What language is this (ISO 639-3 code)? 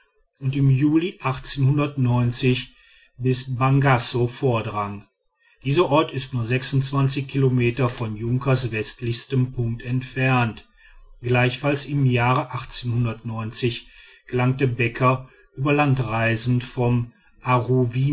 deu